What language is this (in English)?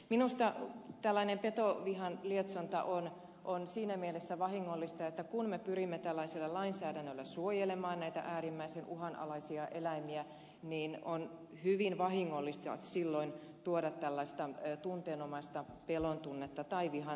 Finnish